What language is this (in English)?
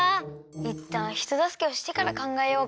Japanese